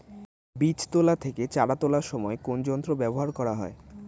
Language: Bangla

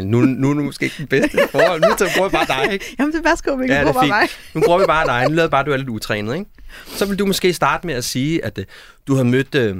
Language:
Danish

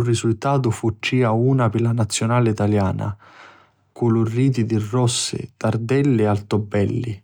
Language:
Sicilian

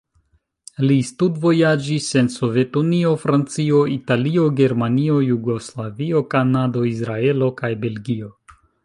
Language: Esperanto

